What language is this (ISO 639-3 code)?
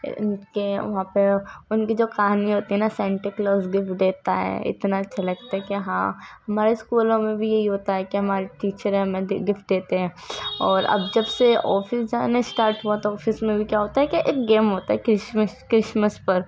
urd